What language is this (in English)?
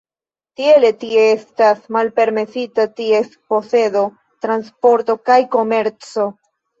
Esperanto